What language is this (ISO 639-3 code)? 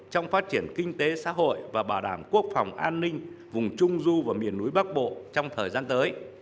vie